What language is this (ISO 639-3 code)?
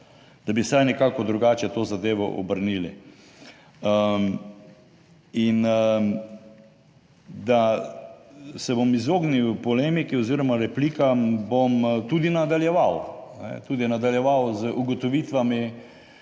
slv